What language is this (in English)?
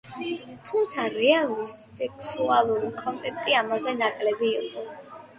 Georgian